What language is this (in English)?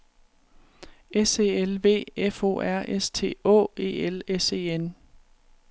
Danish